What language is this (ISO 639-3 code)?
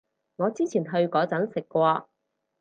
yue